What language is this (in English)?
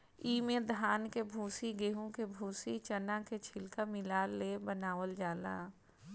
Bhojpuri